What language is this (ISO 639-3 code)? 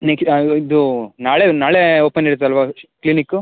kan